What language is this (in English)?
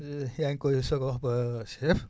Wolof